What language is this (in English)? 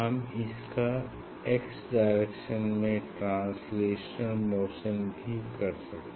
Hindi